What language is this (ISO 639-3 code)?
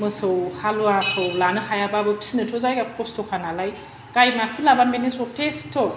brx